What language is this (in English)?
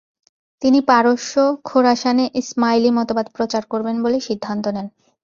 Bangla